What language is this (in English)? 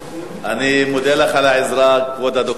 Hebrew